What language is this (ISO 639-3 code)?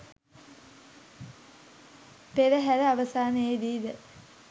sin